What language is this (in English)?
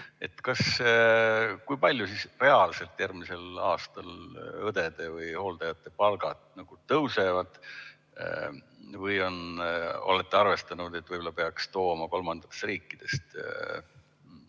Estonian